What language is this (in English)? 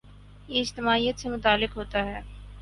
Urdu